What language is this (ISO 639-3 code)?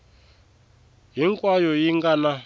tso